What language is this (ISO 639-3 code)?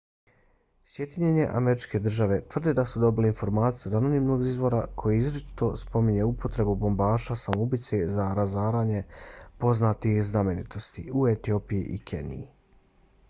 bos